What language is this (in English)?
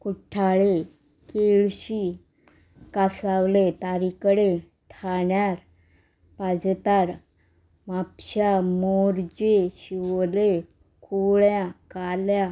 Konkani